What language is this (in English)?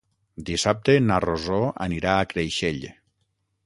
Catalan